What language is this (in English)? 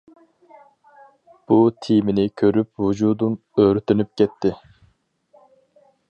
Uyghur